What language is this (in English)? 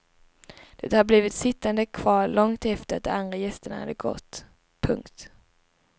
Swedish